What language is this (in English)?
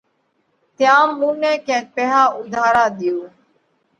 Parkari Koli